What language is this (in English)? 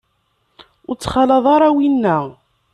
Kabyle